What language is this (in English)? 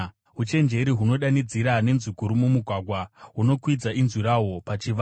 Shona